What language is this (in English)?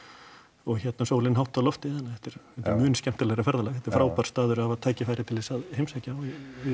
Icelandic